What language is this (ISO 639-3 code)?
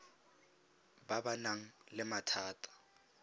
tsn